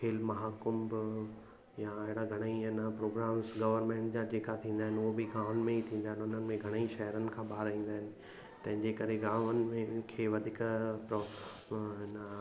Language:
Sindhi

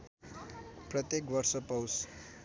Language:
Nepali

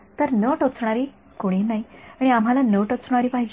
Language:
Marathi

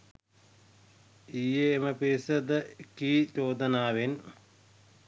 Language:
Sinhala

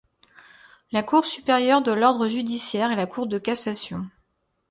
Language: French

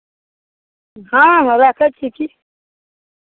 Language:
Maithili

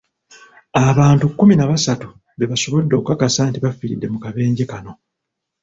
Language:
Ganda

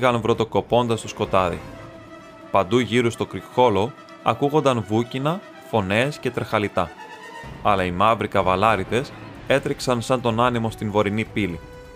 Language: Greek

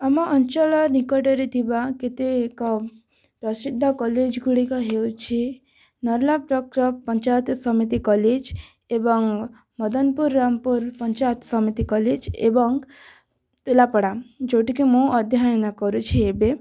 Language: Odia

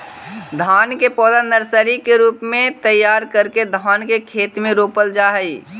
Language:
Magahi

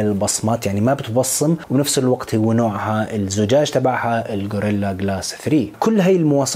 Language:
Arabic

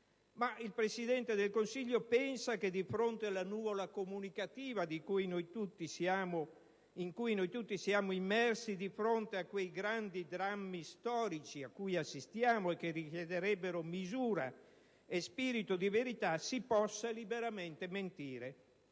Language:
Italian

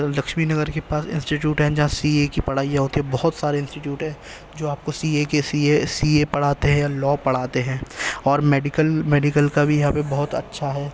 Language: Urdu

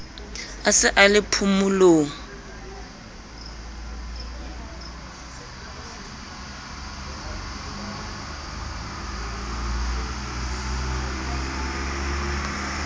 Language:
Southern Sotho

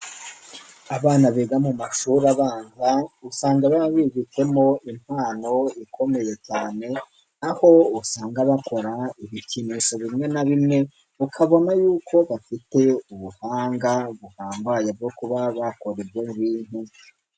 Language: Kinyarwanda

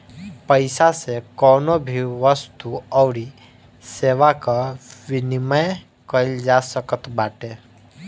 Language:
Bhojpuri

